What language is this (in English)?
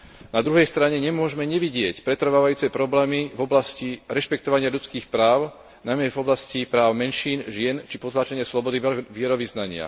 Slovak